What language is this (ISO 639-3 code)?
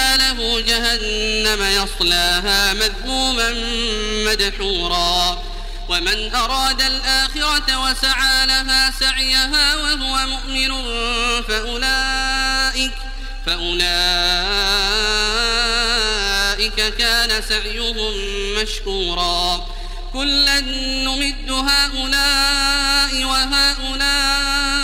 ara